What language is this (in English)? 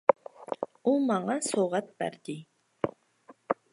Uyghur